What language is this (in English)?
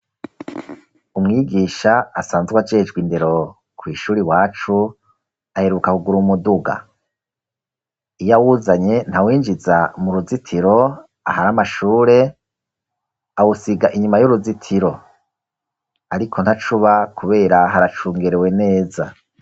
Rundi